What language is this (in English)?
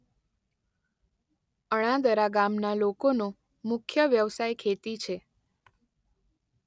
Gujarati